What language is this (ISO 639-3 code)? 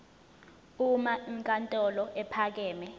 zul